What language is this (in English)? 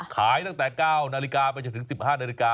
Thai